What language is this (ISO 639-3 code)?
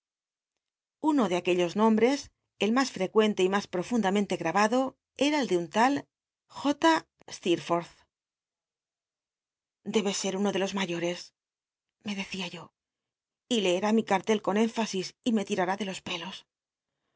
spa